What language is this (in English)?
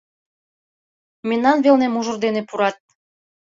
Mari